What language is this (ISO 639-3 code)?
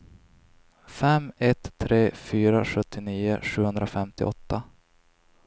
swe